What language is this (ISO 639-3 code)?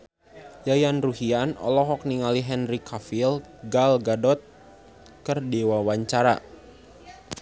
sun